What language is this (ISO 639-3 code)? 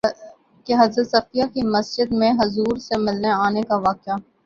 urd